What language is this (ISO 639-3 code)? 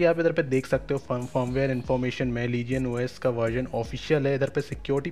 hin